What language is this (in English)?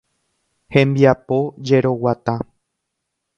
Guarani